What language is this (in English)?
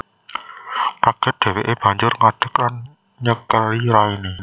Javanese